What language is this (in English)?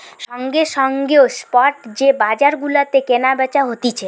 Bangla